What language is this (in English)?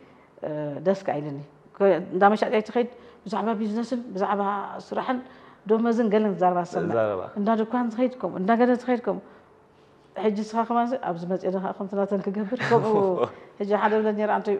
Arabic